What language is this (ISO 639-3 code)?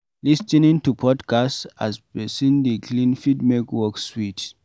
pcm